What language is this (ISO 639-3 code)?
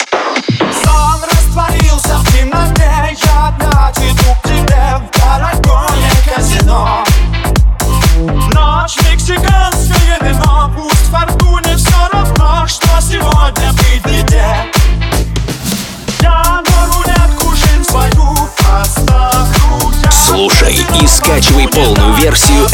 rus